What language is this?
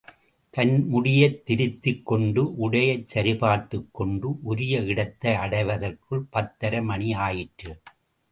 Tamil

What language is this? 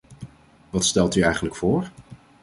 Dutch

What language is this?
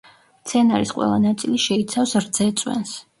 Georgian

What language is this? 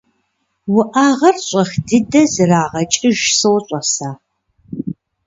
Kabardian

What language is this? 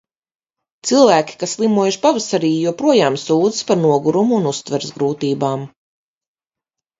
Latvian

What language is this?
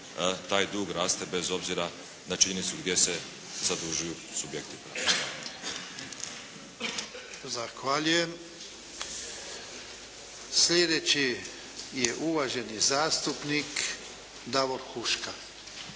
Croatian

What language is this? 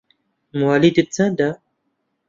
Central Kurdish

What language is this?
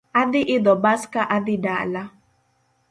Luo (Kenya and Tanzania)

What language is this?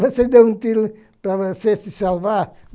Portuguese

